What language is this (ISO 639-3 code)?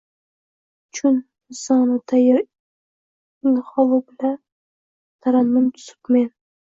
uzb